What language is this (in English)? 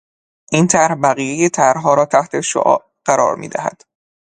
Persian